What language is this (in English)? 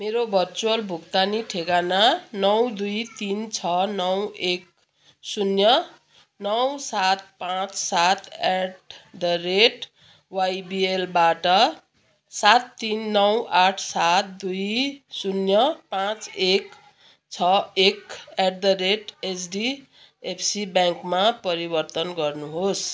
Nepali